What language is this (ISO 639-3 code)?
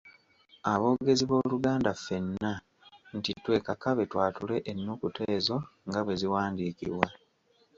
lug